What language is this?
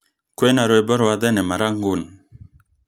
Kikuyu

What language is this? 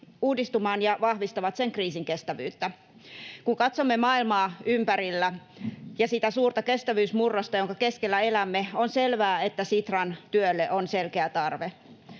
Finnish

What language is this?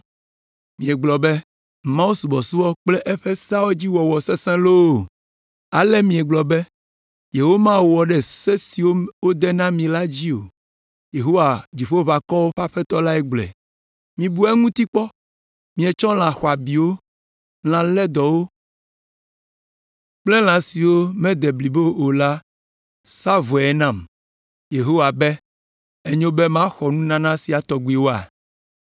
Ewe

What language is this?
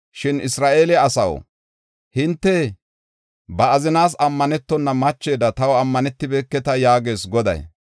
Gofa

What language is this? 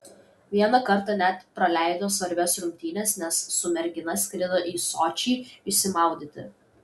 Lithuanian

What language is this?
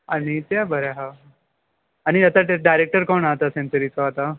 Konkani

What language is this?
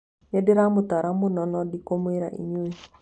Kikuyu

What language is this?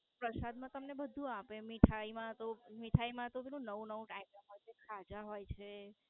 Gujarati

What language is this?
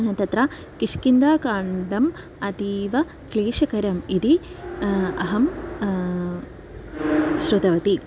Sanskrit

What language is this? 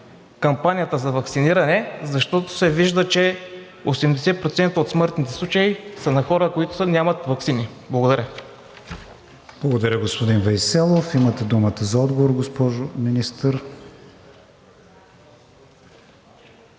Bulgarian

